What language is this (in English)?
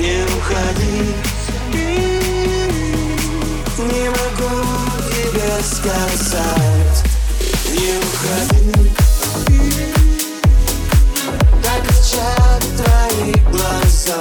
Russian